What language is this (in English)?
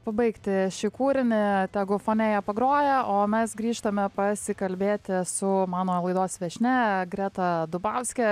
Lithuanian